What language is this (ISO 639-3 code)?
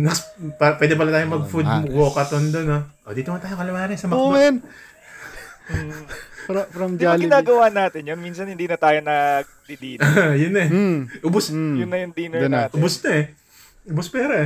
fil